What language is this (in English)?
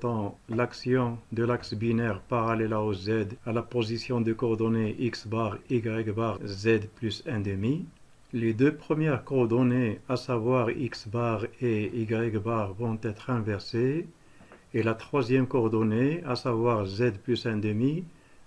French